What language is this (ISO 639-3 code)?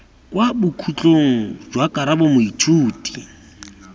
tsn